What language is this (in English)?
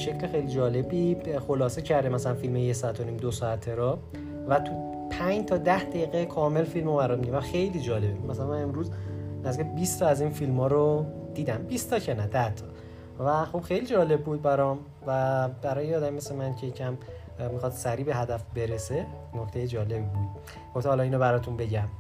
Persian